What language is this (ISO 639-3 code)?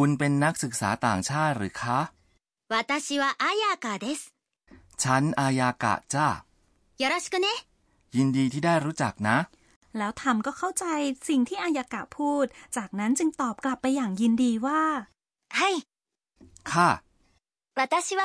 tha